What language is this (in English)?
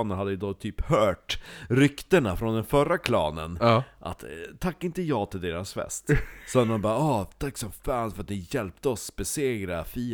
Swedish